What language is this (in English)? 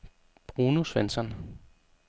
Danish